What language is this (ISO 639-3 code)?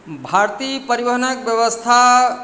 mai